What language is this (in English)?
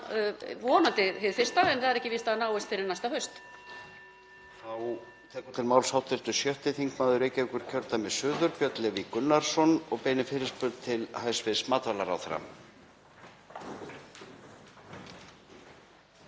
Icelandic